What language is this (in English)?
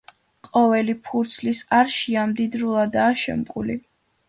Georgian